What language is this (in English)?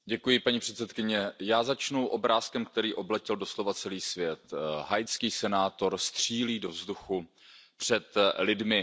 Czech